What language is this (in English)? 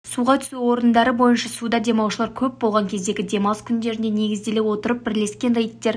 Kazakh